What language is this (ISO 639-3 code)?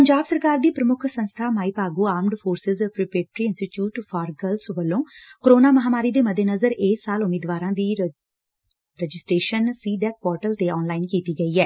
pan